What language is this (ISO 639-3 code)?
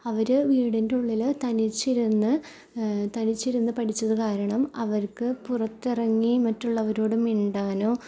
mal